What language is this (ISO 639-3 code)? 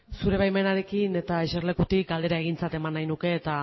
eus